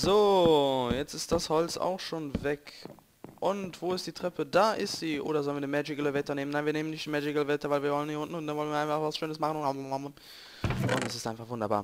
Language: German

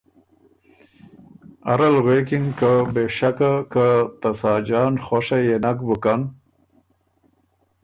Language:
Ormuri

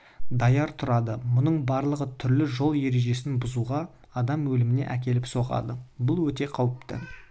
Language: Kazakh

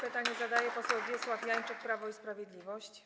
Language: Polish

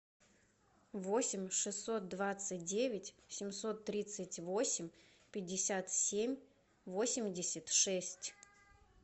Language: Russian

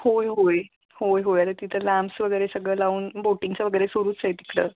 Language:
Marathi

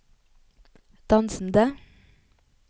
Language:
Norwegian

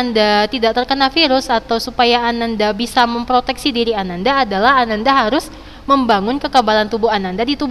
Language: Indonesian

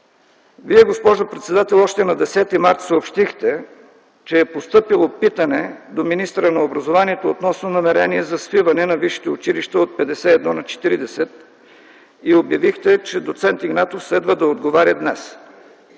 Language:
Bulgarian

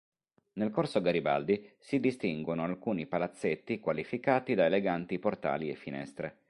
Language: Italian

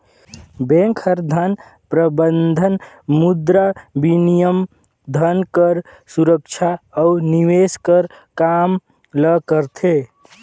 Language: Chhattisgarhi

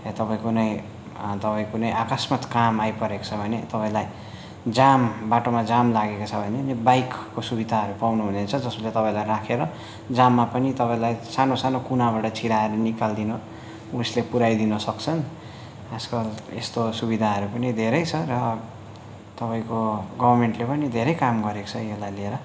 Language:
Nepali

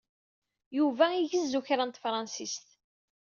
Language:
Kabyle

